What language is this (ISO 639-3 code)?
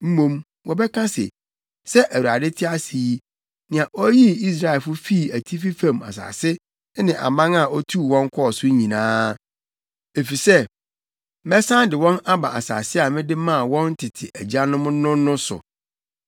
aka